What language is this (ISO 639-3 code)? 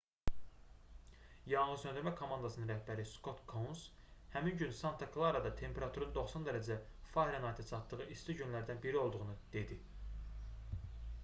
aze